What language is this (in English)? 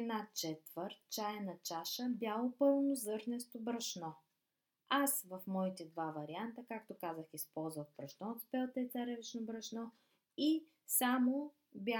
Bulgarian